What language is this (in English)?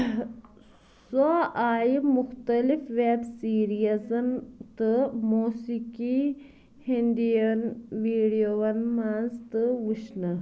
Kashmiri